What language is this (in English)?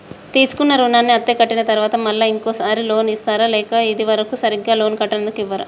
Telugu